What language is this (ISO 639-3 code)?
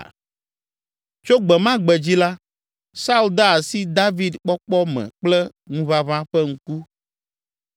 ewe